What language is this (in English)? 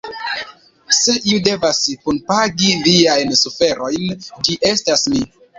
Esperanto